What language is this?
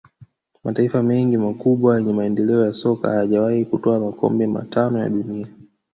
Swahili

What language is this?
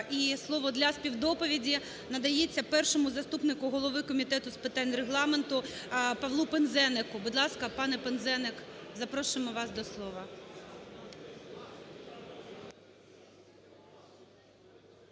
Ukrainian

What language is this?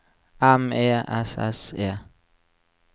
Norwegian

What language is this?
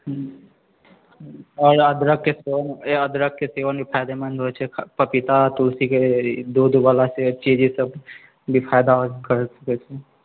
Maithili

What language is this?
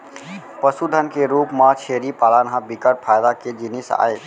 Chhattisgarhi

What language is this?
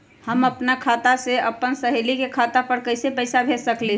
Magahi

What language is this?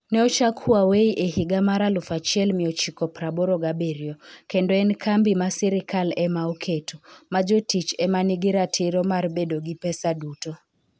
Luo (Kenya and Tanzania)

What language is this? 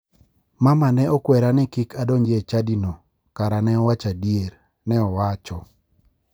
Luo (Kenya and Tanzania)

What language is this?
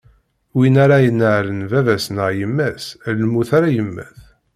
Kabyle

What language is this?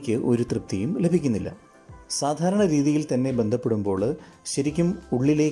Malayalam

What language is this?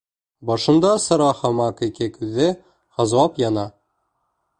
Bashkir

